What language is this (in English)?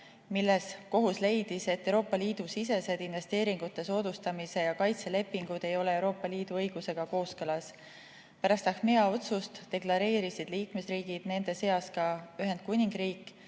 Estonian